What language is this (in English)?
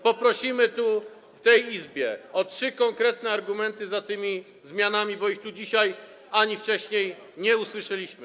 Polish